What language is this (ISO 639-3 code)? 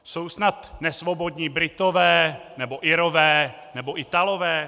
ces